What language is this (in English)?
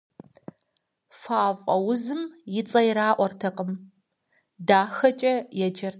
Kabardian